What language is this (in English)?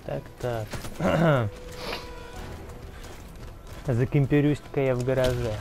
Russian